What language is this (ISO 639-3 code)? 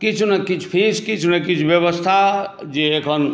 mai